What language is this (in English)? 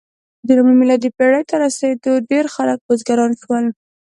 Pashto